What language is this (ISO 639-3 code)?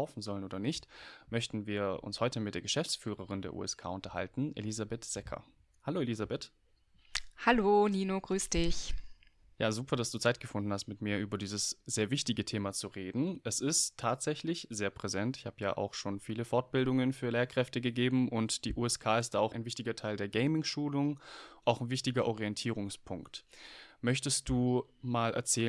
deu